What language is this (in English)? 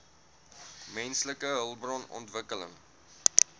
Afrikaans